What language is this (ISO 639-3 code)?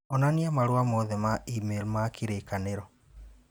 kik